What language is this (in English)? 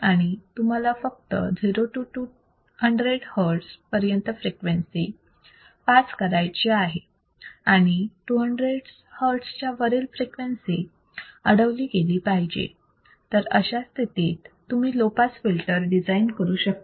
Marathi